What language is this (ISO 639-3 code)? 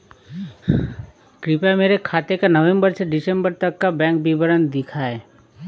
hin